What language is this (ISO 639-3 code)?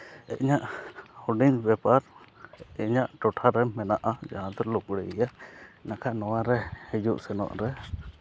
sat